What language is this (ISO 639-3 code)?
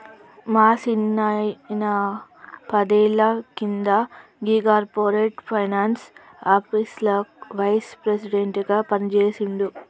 tel